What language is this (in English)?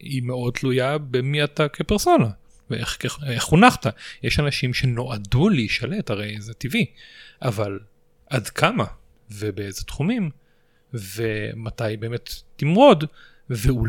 Hebrew